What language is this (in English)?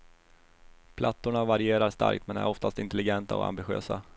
Swedish